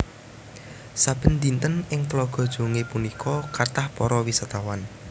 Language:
Javanese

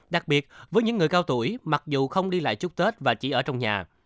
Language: Vietnamese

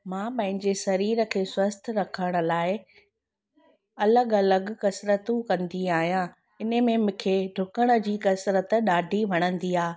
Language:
Sindhi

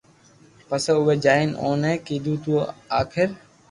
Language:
Loarki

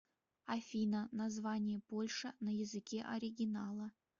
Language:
Russian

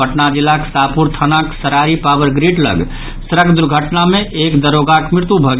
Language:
Maithili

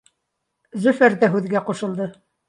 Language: Bashkir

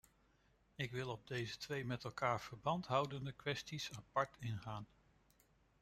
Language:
Dutch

